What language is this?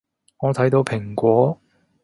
Cantonese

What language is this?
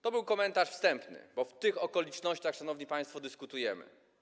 Polish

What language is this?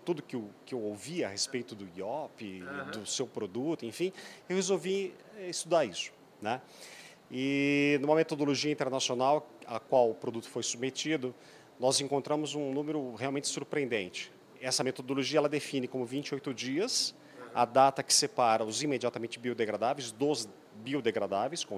Portuguese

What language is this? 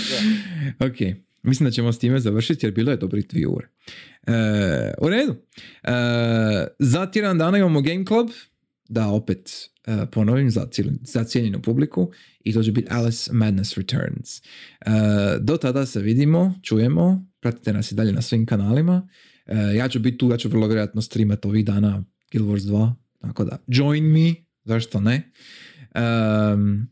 Croatian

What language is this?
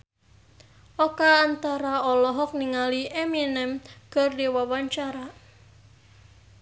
Sundanese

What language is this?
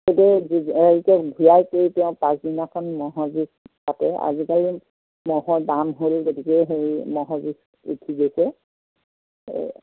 Assamese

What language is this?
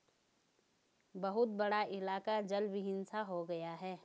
Hindi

